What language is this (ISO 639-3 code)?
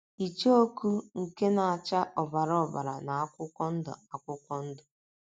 ibo